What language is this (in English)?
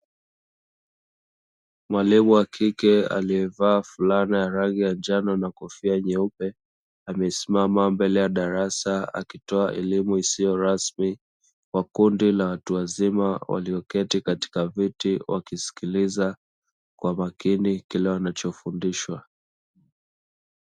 Swahili